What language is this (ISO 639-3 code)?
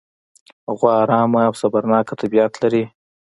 pus